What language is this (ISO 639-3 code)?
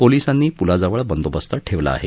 mar